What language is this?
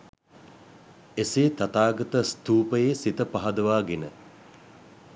Sinhala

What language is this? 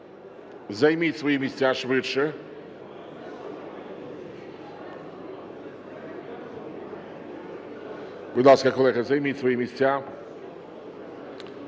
Ukrainian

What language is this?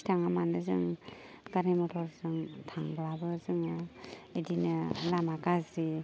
Bodo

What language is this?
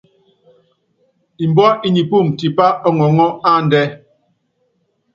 Yangben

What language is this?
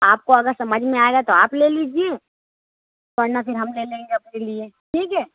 Urdu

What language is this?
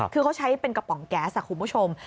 Thai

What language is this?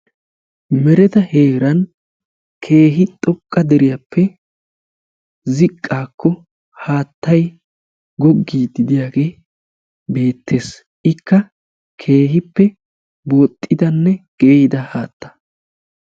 Wolaytta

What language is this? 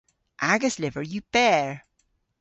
Cornish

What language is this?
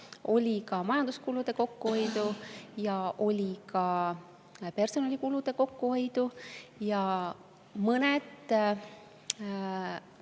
Estonian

